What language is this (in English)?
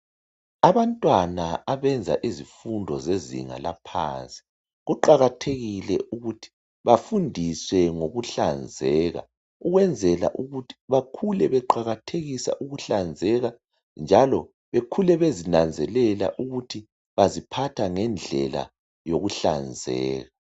North Ndebele